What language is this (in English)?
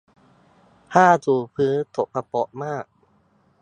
Thai